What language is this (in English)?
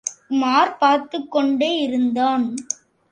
Tamil